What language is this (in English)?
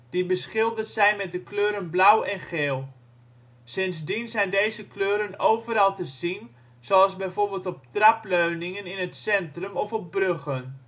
Dutch